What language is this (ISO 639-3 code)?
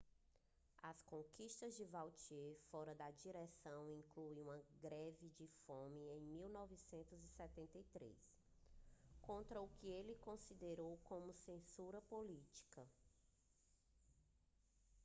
por